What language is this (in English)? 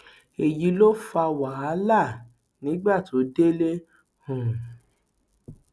Yoruba